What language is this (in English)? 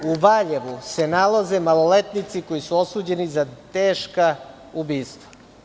Serbian